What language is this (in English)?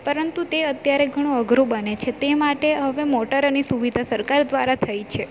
Gujarati